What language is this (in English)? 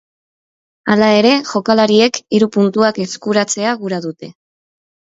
Basque